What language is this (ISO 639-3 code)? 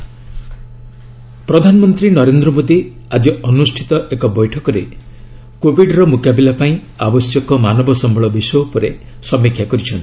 ori